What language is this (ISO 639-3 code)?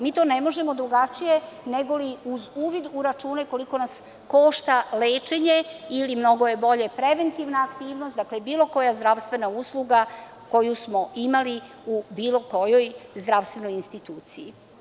srp